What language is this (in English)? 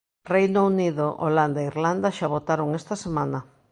Galician